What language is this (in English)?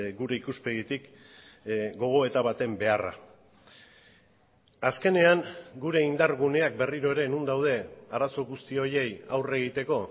Basque